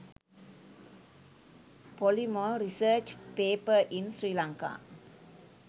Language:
Sinhala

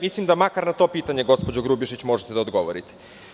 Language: Serbian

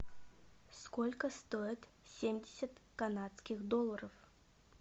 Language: Russian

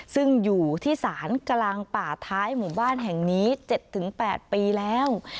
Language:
Thai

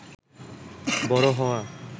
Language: Bangla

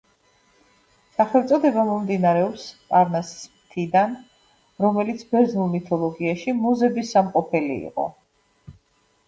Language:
Georgian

